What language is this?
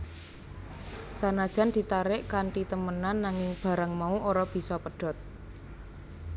Javanese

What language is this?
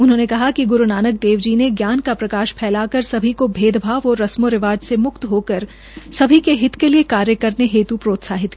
Hindi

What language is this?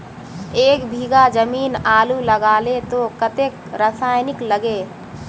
Magahi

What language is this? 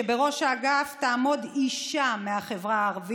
Hebrew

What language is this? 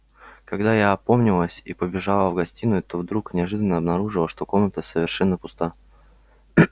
Russian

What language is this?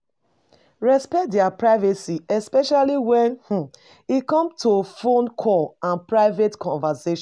Nigerian Pidgin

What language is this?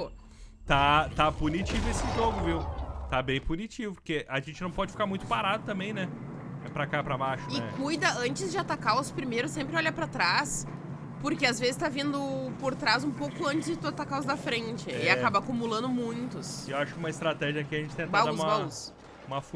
Portuguese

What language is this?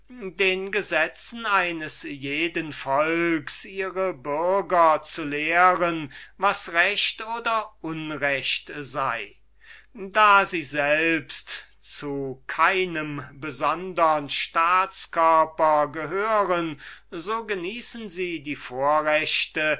German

